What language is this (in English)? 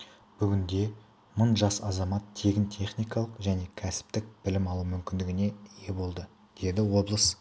Kazakh